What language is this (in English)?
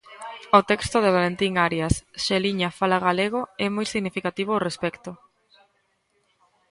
Galician